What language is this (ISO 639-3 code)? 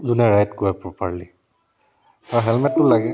asm